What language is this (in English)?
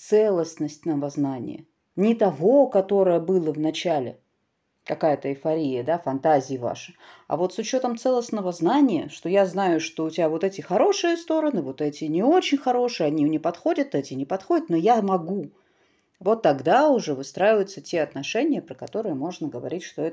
Russian